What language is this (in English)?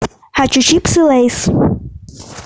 Russian